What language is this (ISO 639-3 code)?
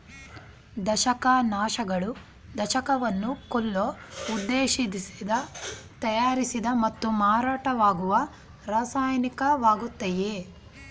kan